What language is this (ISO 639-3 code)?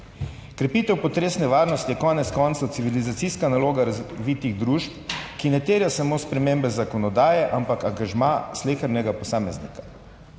slv